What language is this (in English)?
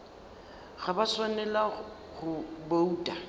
Northern Sotho